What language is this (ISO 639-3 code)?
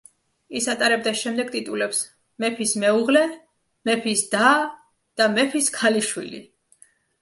kat